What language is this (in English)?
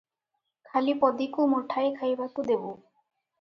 Odia